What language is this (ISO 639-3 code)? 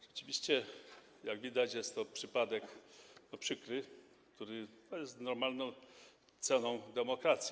pol